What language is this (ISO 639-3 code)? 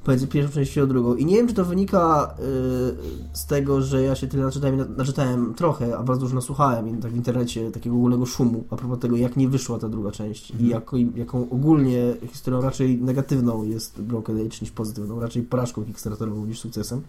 pol